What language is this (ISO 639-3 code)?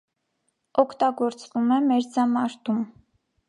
hye